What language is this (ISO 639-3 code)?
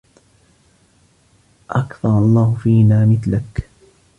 ara